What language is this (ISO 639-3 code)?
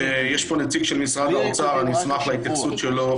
heb